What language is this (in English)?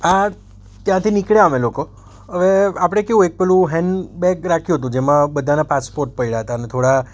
Gujarati